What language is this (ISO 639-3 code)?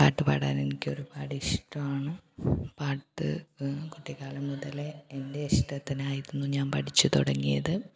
mal